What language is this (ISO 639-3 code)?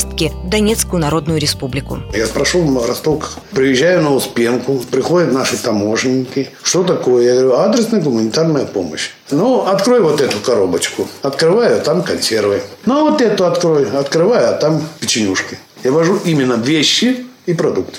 rus